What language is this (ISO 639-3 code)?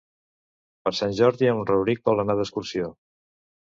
cat